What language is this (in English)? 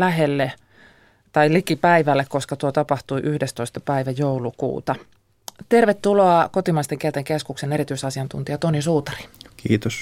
Finnish